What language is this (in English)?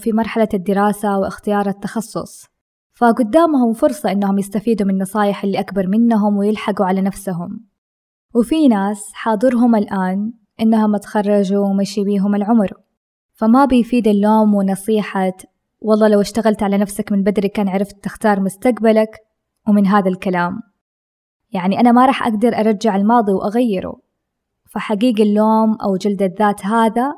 Arabic